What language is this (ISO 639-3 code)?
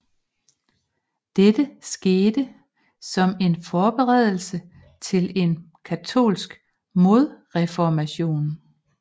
dan